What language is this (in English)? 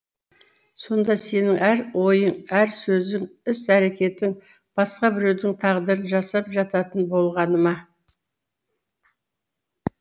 Kazakh